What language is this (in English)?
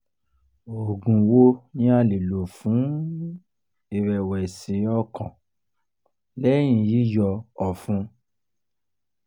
Yoruba